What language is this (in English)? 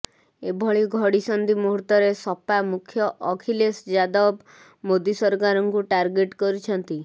Odia